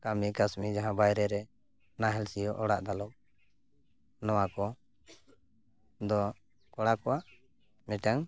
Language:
Santali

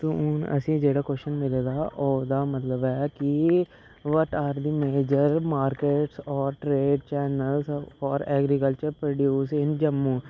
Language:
Dogri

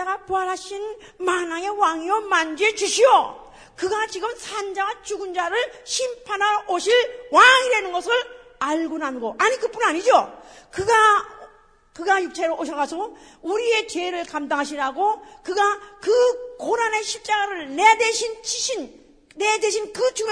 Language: Korean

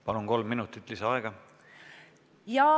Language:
Estonian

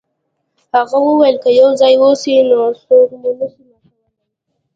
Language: Pashto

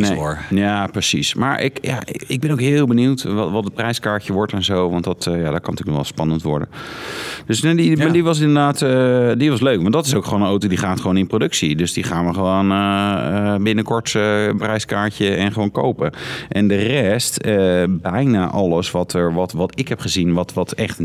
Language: Dutch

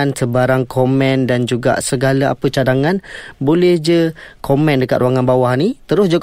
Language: Malay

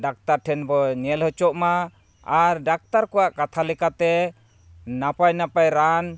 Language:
Santali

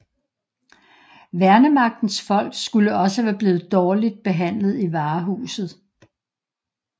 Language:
Danish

